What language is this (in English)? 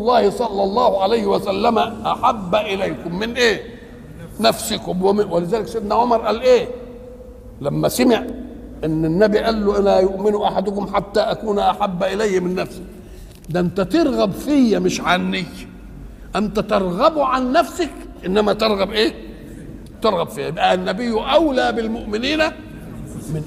Arabic